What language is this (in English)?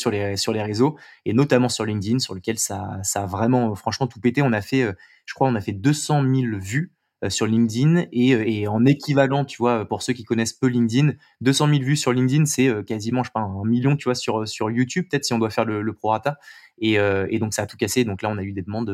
French